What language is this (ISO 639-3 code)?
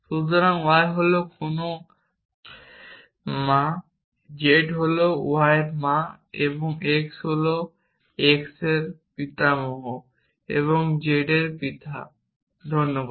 ben